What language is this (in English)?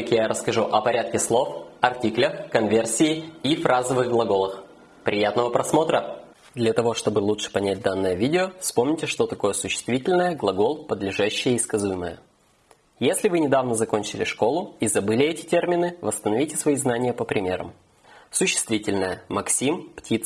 Russian